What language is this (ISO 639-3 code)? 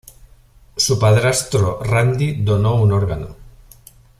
spa